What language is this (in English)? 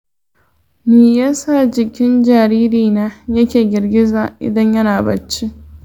Hausa